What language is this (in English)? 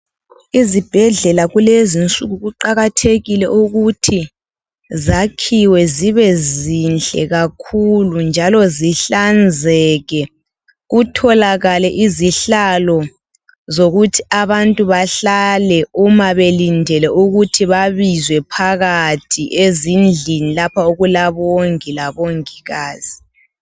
North Ndebele